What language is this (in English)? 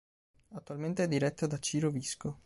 Italian